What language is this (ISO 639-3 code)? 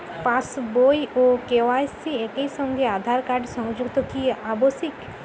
ben